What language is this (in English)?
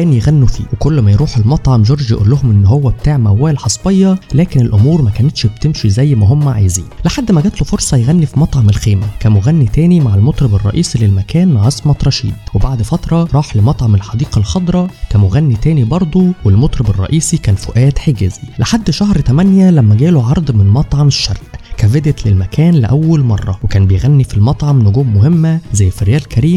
Arabic